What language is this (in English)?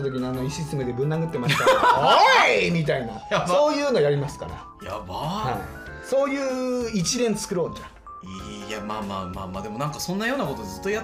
Japanese